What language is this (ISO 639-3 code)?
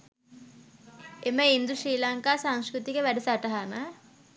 sin